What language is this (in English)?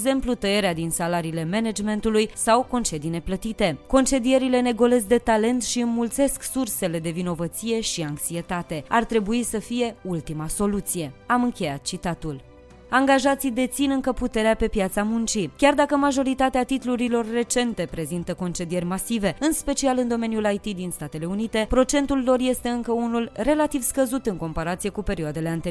Romanian